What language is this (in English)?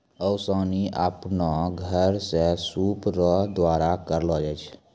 Maithili